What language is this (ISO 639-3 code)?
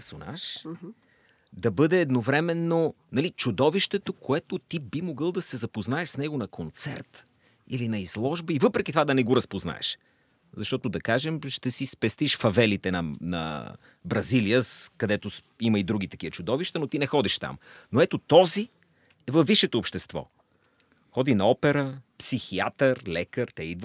bul